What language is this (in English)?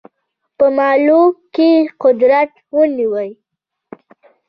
Pashto